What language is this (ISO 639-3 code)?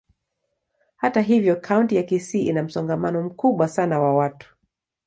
swa